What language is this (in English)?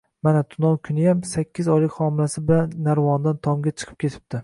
Uzbek